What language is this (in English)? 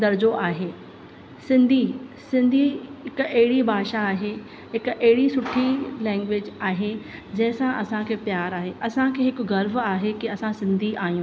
Sindhi